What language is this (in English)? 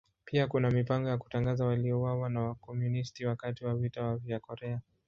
Swahili